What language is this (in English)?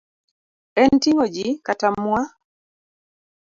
Luo (Kenya and Tanzania)